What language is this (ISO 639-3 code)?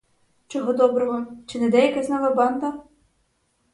ukr